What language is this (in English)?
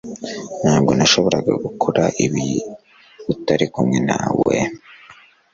Kinyarwanda